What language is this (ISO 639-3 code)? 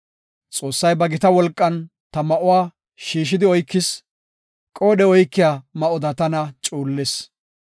gof